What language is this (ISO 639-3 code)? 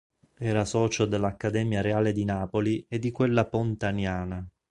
ita